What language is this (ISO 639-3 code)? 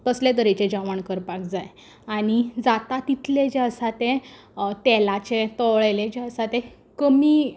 kok